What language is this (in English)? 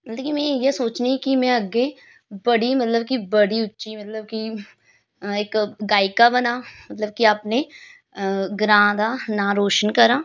Dogri